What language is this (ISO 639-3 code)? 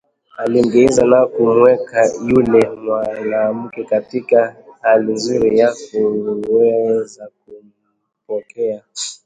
swa